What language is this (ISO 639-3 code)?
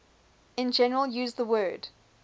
eng